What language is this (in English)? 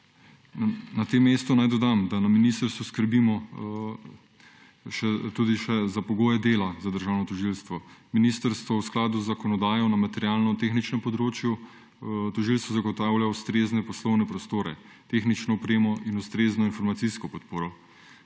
Slovenian